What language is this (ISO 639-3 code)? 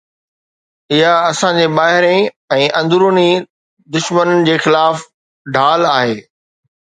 snd